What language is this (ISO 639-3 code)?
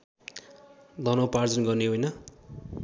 nep